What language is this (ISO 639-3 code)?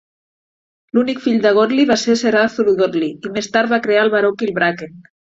cat